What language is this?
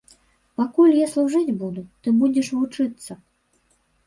Belarusian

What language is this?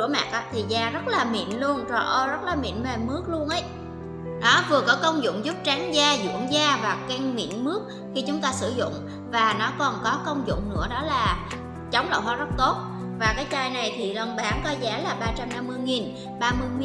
Vietnamese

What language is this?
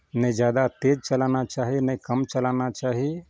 Maithili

